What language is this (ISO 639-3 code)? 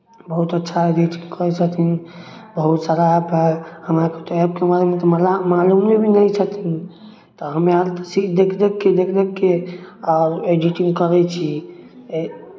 mai